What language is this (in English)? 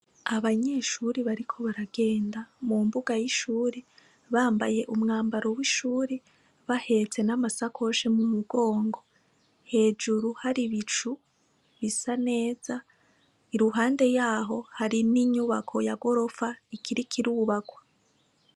Rundi